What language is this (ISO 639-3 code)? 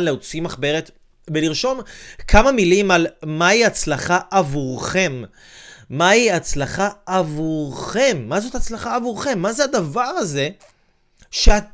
heb